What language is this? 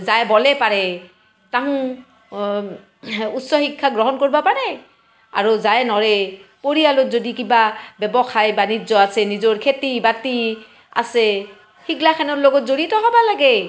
Assamese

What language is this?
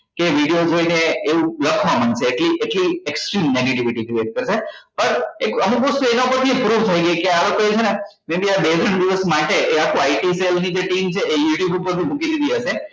Gujarati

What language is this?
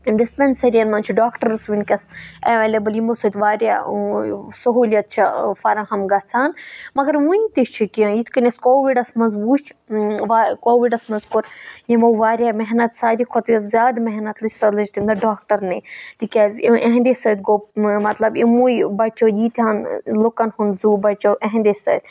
Kashmiri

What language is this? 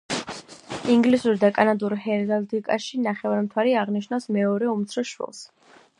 Georgian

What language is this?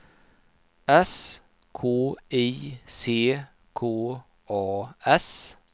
Swedish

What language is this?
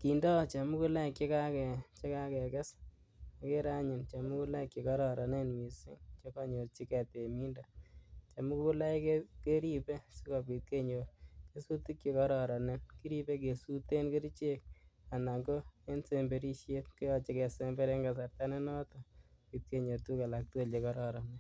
Kalenjin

